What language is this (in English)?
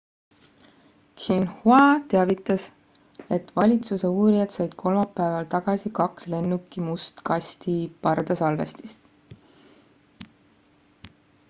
Estonian